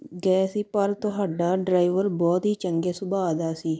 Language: Punjabi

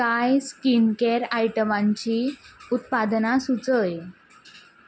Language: Konkani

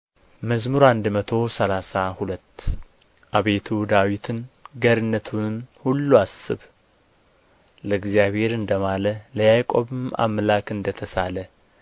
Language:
Amharic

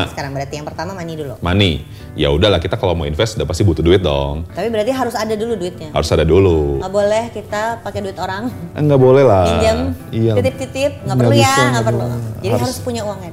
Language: Indonesian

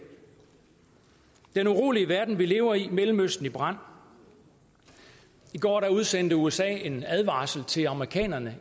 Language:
Danish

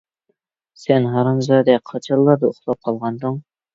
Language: Uyghur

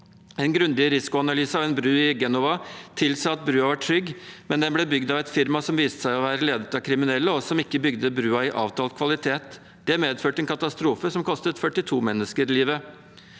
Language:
Norwegian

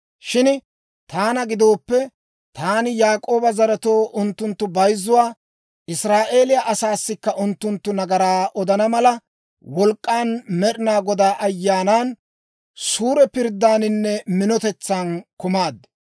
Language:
Dawro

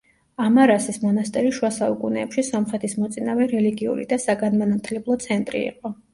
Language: Georgian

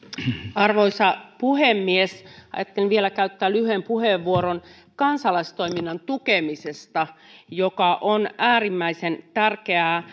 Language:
Finnish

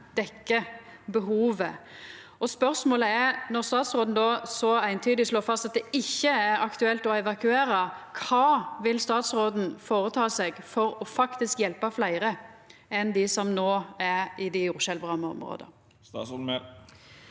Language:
Norwegian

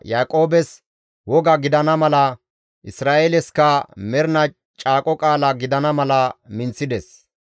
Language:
Gamo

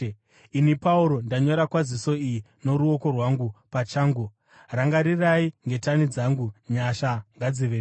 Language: Shona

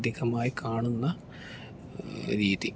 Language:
Malayalam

